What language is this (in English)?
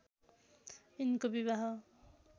Nepali